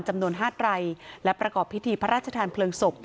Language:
Thai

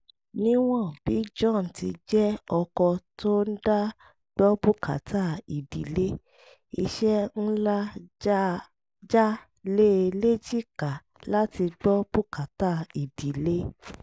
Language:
Yoruba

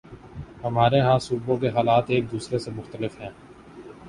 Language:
Urdu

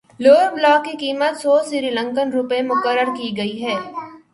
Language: Urdu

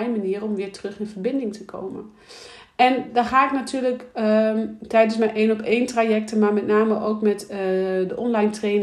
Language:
Dutch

